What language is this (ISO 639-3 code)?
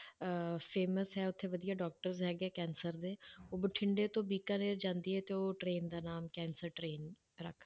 pan